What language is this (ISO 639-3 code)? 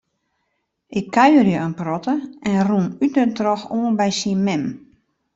fry